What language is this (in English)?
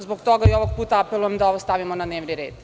Serbian